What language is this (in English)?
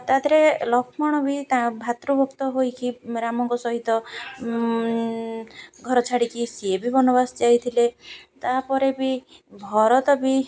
Odia